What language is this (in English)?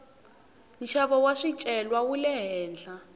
Tsonga